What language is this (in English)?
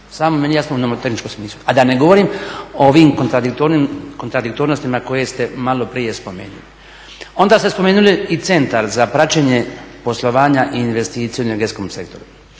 Croatian